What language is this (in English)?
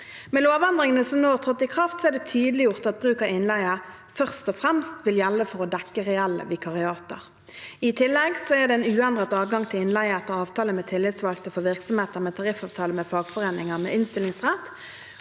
Norwegian